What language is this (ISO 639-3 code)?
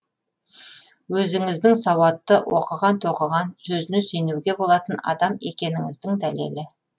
kaz